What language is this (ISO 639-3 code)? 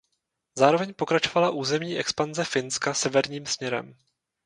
ces